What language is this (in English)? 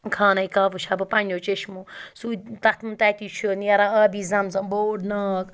Kashmiri